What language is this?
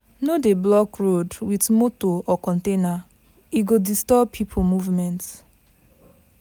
Nigerian Pidgin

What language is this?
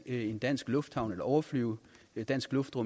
Danish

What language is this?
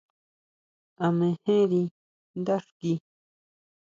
Huautla Mazatec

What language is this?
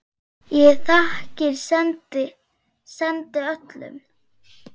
Icelandic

